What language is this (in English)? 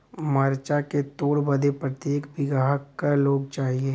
Bhojpuri